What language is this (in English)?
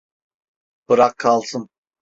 Turkish